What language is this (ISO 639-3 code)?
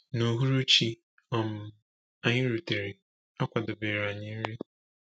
ibo